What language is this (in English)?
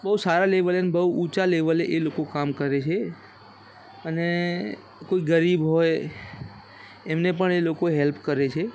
Gujarati